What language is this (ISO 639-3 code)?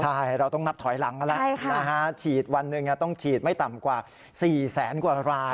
tha